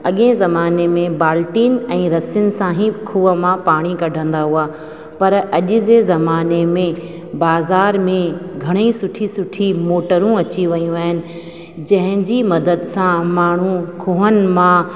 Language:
Sindhi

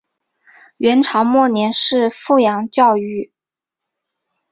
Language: Chinese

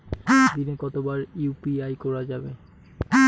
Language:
Bangla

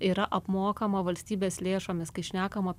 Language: Lithuanian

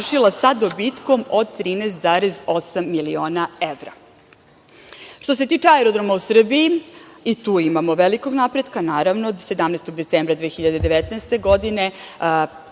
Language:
Serbian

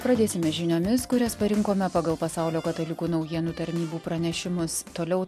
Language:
Lithuanian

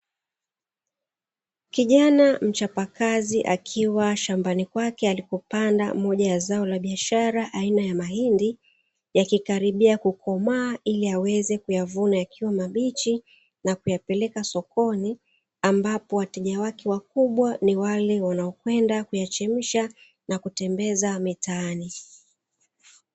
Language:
Swahili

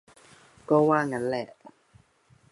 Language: Thai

